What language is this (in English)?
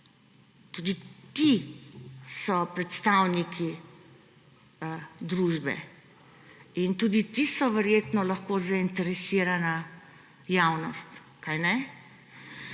Slovenian